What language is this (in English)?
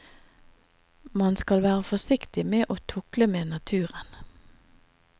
Norwegian